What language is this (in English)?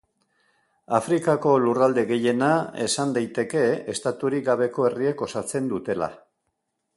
Basque